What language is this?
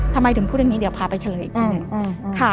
Thai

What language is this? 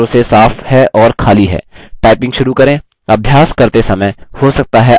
Hindi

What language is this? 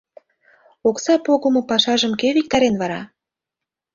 Mari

